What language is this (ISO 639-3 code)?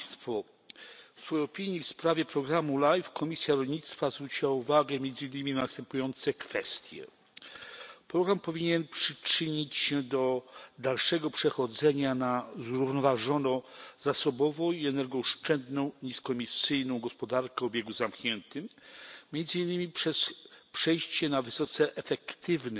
pol